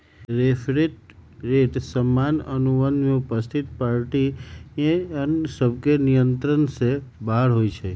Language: Magahi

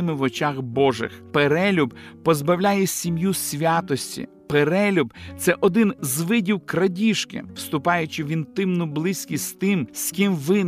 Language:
Ukrainian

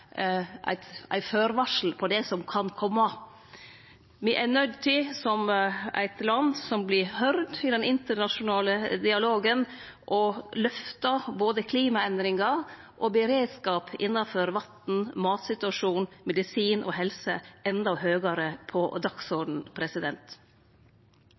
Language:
Norwegian Nynorsk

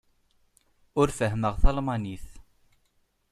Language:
Kabyle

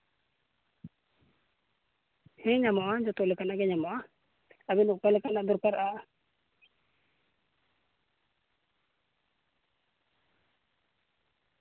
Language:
Santali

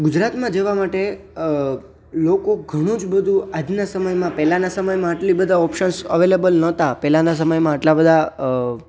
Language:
Gujarati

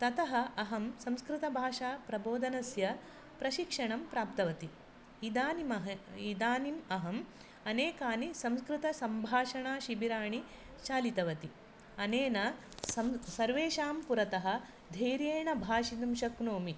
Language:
Sanskrit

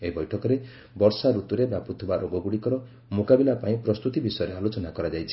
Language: Odia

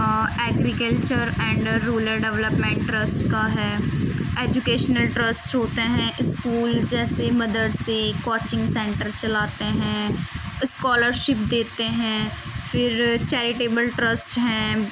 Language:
Urdu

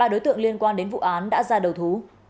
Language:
Vietnamese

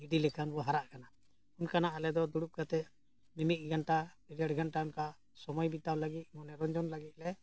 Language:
Santali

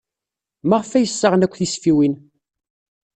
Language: Kabyle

